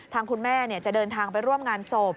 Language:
Thai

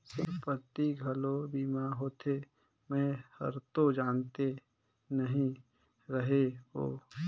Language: Chhattisgarhi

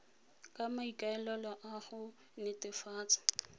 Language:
Tswana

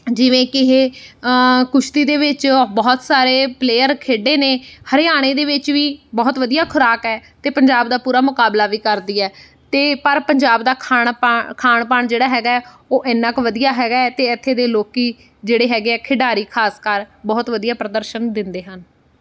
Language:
Punjabi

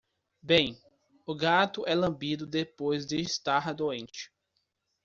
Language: Portuguese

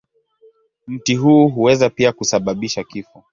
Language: Swahili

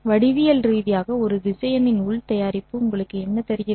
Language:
Tamil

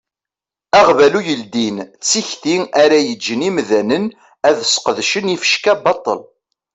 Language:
Kabyle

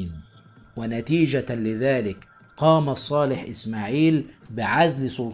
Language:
Arabic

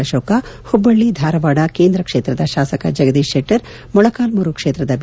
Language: Kannada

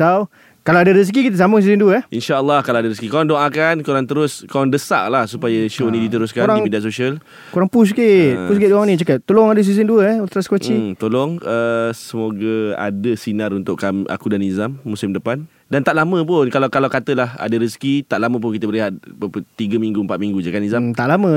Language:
Malay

